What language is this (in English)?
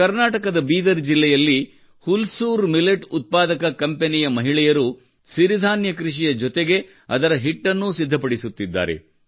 Kannada